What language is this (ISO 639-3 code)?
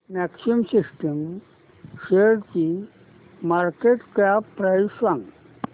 mar